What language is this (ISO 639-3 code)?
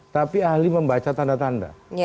ind